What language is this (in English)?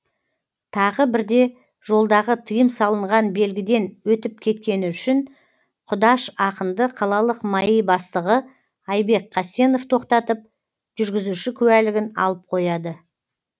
Kazakh